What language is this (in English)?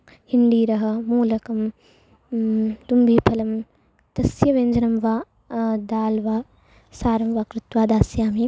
Sanskrit